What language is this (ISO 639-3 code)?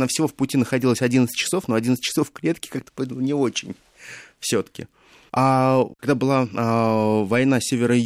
rus